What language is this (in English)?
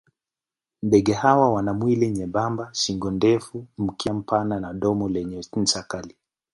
Swahili